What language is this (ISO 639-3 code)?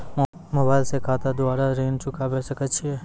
mai